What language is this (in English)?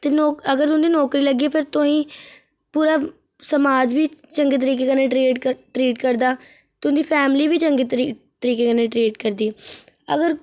Dogri